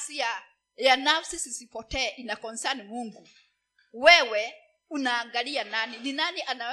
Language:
Swahili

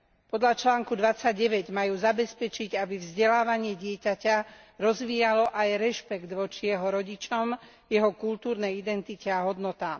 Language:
Slovak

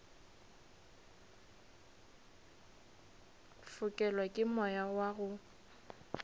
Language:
Northern Sotho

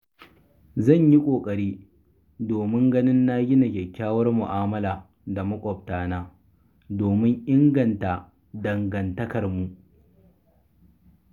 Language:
Hausa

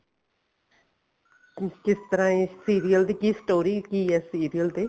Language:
Punjabi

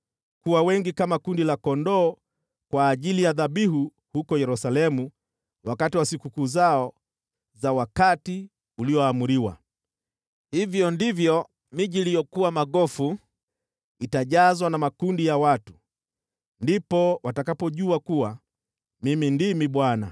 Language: Swahili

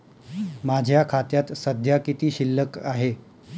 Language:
Marathi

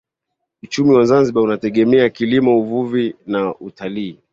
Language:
Swahili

